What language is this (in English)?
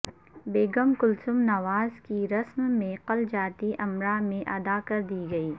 Urdu